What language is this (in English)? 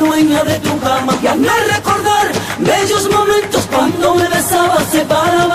Romanian